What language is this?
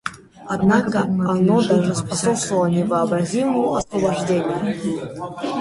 Russian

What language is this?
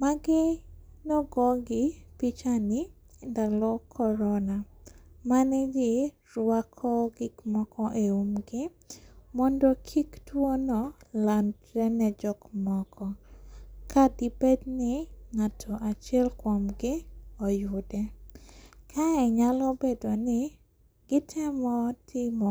Luo (Kenya and Tanzania)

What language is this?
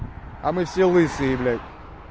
Russian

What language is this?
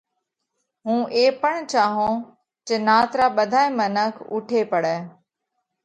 Parkari Koli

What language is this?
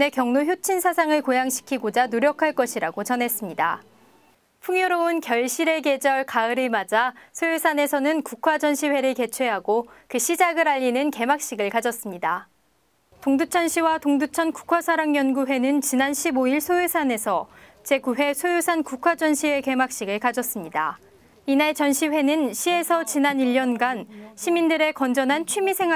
Korean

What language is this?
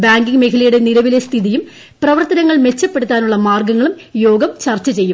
Malayalam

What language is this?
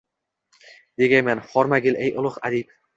Uzbek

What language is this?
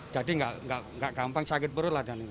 Indonesian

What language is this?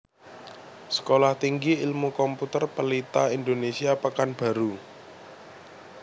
Javanese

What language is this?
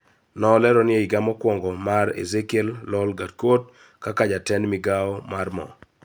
Luo (Kenya and Tanzania)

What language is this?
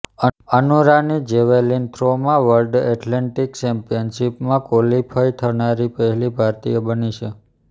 Gujarati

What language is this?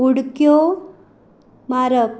Konkani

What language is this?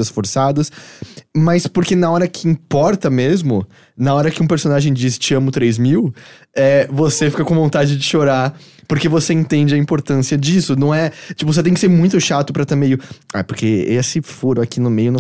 Portuguese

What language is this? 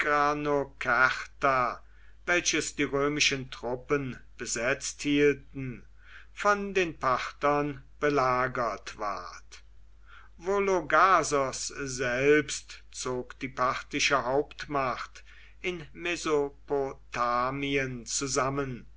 German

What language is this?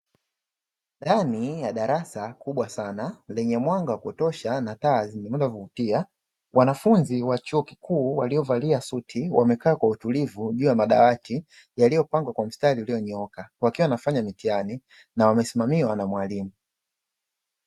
Swahili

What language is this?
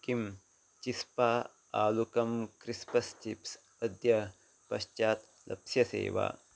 Sanskrit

